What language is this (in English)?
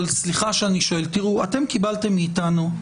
Hebrew